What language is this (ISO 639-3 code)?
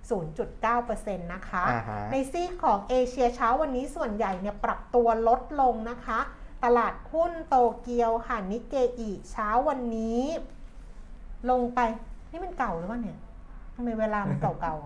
tha